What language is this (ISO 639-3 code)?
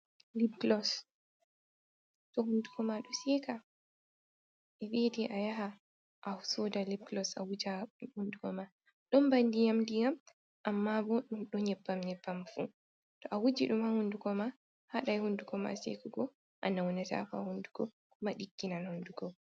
ful